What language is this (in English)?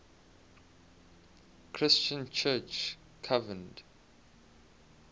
English